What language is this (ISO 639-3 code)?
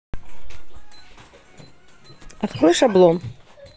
rus